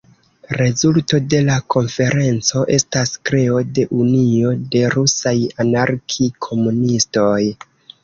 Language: Esperanto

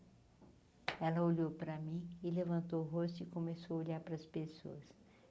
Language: Portuguese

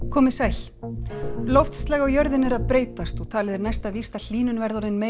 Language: Icelandic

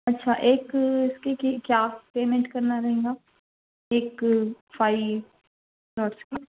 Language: Urdu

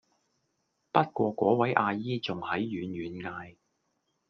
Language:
Cantonese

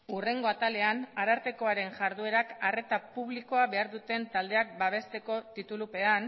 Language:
Basque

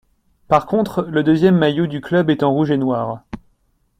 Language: French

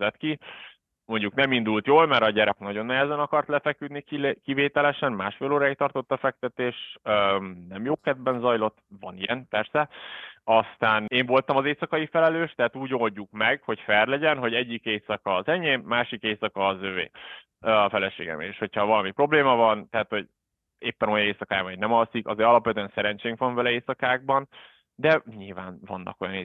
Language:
Hungarian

